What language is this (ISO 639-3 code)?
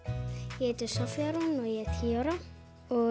isl